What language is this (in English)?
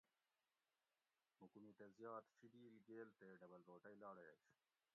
Gawri